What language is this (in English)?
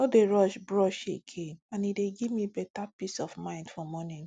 Nigerian Pidgin